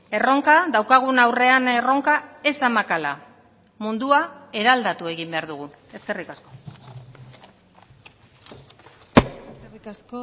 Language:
Basque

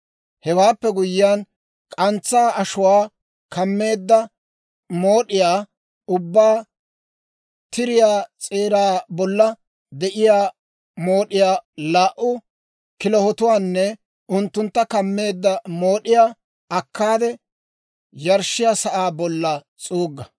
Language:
Dawro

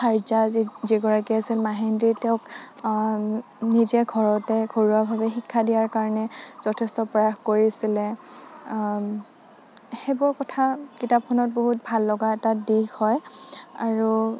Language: Assamese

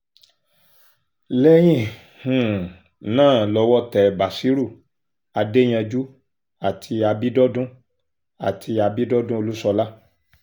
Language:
Yoruba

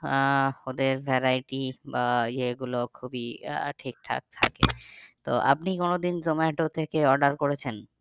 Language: Bangla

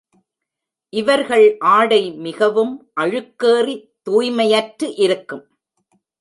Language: Tamil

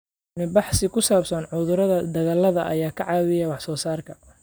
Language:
Somali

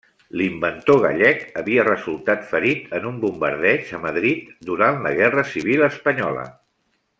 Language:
Catalan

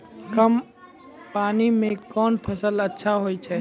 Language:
Maithili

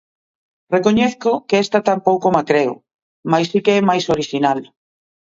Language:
Galician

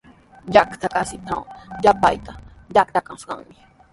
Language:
Sihuas Ancash Quechua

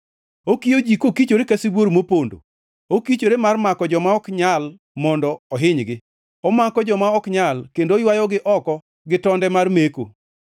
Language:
Luo (Kenya and Tanzania)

